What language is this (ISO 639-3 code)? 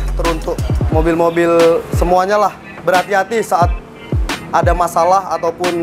ind